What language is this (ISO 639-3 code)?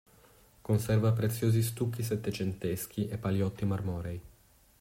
ita